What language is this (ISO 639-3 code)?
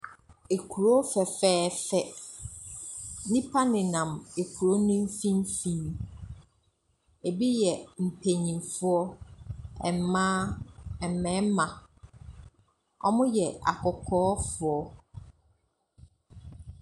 aka